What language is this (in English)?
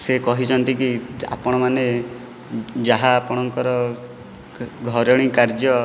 Odia